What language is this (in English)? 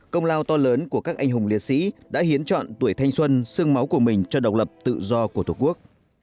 Vietnamese